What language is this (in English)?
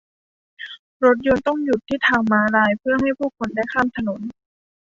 Thai